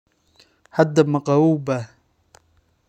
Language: Somali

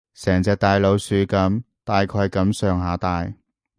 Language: Cantonese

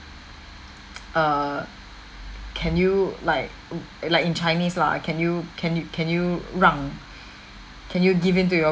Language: English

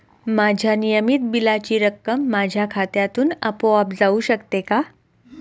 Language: Marathi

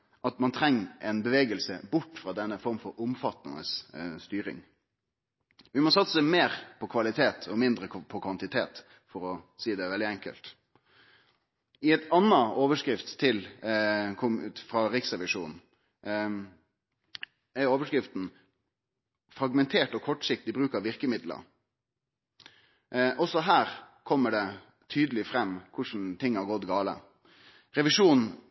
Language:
Norwegian Nynorsk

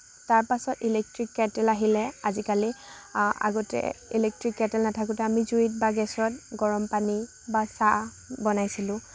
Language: Assamese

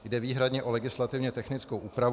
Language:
Czech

